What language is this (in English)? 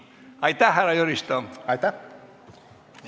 Estonian